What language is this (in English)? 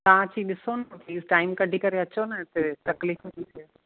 Sindhi